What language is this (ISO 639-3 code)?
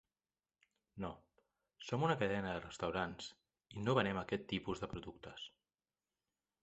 cat